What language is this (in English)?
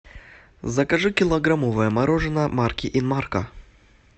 Russian